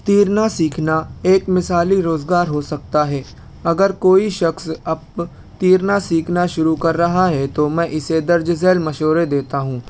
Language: Urdu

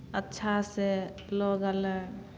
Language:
Maithili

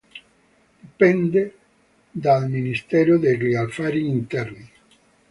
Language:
Italian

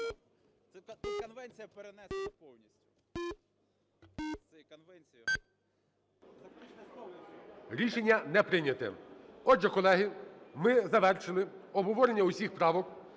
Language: Ukrainian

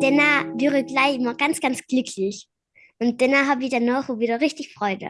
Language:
German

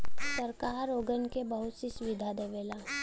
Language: Bhojpuri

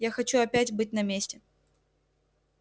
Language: Russian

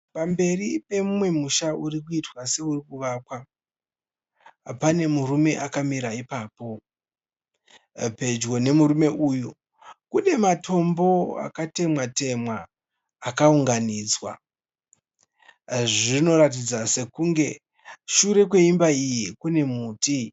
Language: Shona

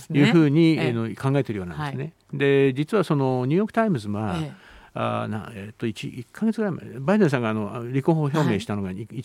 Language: Japanese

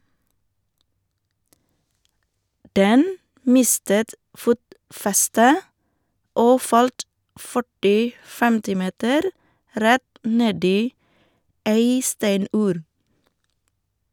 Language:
Norwegian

